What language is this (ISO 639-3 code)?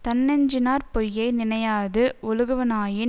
tam